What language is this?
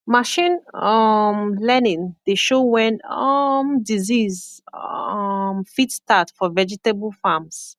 Nigerian Pidgin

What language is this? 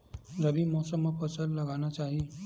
Chhattisgarhi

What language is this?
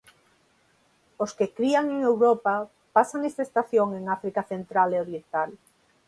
Galician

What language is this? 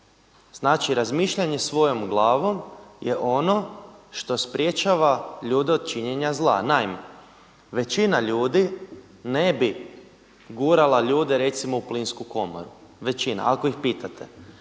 Croatian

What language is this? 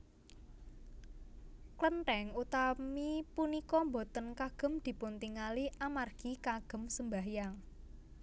Javanese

